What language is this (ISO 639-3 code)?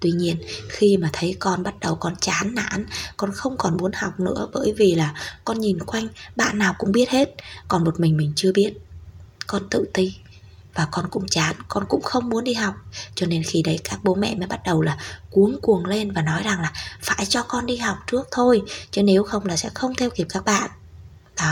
vie